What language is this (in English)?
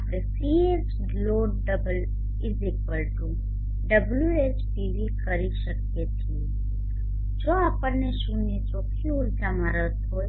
Gujarati